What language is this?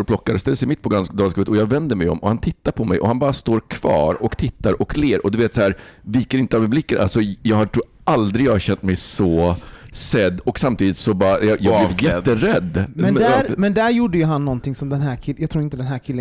Swedish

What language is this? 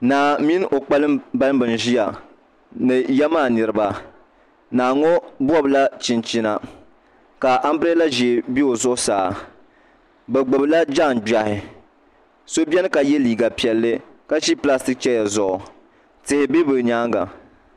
Dagbani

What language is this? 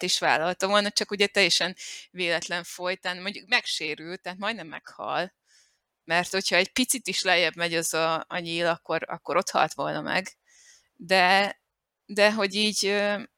Hungarian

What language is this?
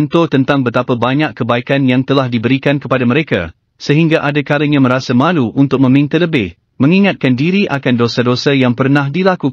Malay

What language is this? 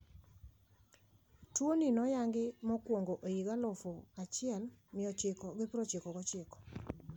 Luo (Kenya and Tanzania)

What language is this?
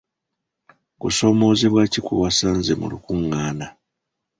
Ganda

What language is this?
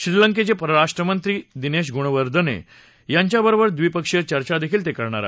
Marathi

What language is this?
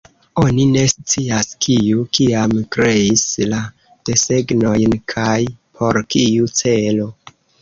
Esperanto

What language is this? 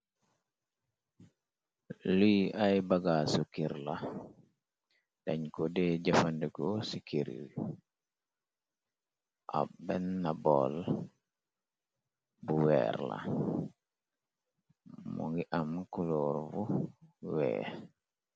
Wolof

